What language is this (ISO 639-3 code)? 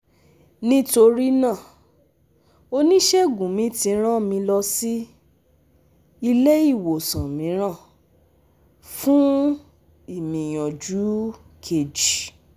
yor